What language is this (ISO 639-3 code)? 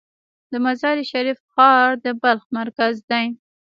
pus